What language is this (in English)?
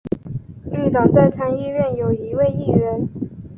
Chinese